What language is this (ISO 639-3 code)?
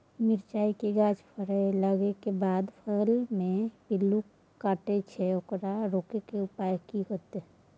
mai